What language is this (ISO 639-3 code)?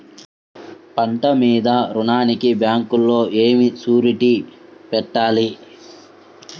tel